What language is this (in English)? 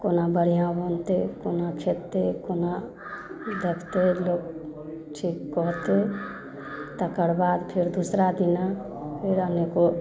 Maithili